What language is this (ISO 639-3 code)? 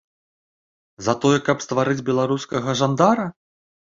bel